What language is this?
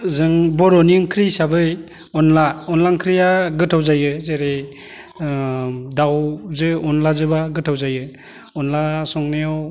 Bodo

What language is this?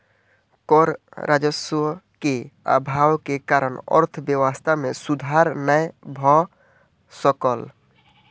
Maithili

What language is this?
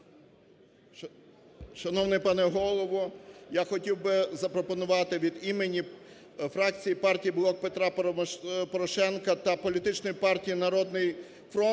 Ukrainian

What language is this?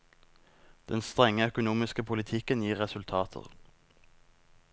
Norwegian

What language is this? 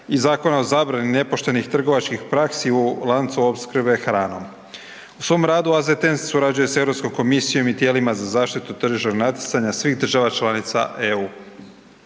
Croatian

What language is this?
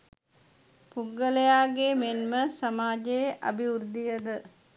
Sinhala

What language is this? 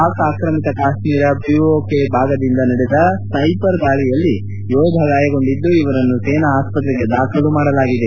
Kannada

